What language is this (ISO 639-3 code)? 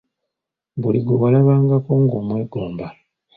lug